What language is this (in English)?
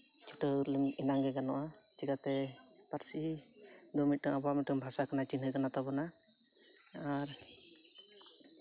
Santali